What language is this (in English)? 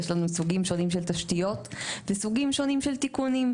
Hebrew